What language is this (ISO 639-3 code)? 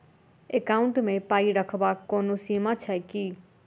mai